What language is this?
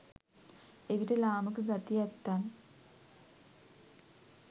Sinhala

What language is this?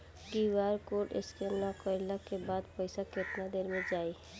Bhojpuri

